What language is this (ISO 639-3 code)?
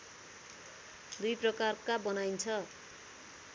nep